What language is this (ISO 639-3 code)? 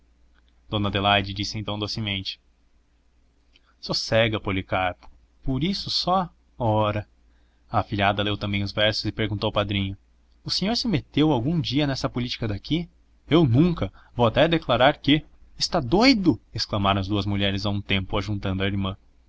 por